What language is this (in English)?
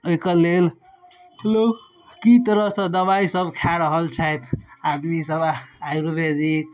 Maithili